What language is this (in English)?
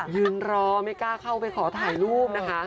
Thai